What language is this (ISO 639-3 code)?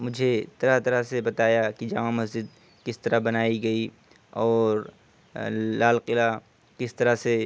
urd